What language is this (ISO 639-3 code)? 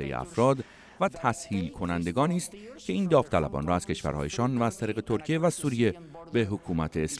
fas